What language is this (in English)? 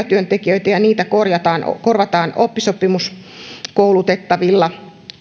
Finnish